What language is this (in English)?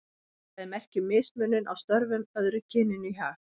Icelandic